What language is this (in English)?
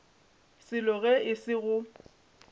Northern Sotho